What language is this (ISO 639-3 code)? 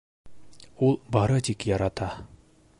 bak